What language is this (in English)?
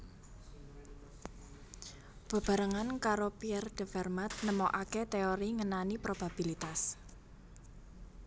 Javanese